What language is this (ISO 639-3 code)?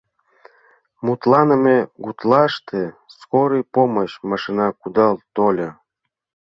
chm